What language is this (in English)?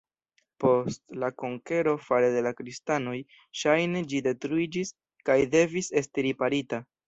Esperanto